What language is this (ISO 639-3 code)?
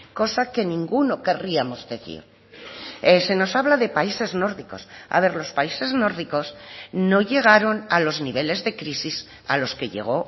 spa